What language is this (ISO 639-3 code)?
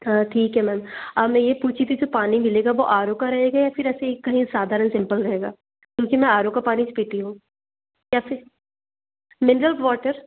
hin